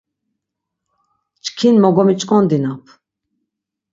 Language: Laz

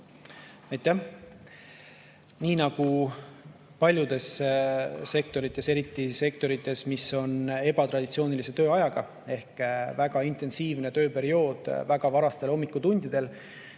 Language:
Estonian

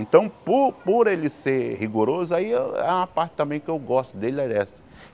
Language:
Portuguese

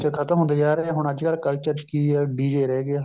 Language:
Punjabi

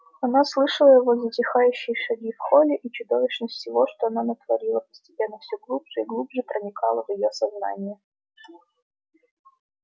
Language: Russian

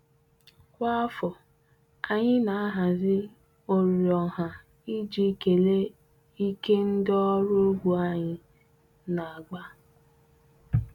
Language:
Igbo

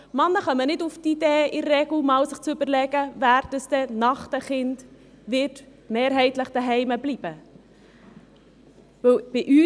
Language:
Swiss German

